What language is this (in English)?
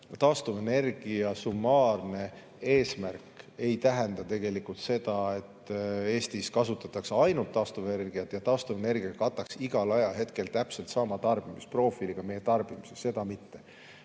Estonian